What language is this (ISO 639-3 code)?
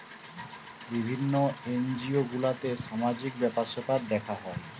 ben